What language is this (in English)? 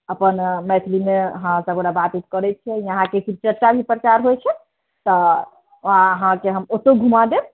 Maithili